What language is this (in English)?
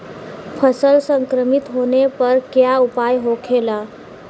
Bhojpuri